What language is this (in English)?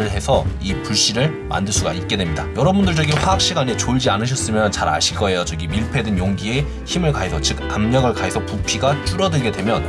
Korean